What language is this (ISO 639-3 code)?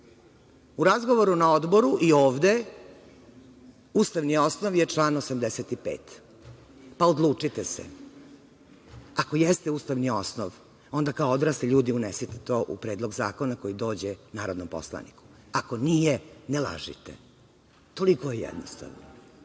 srp